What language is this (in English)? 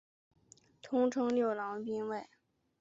Chinese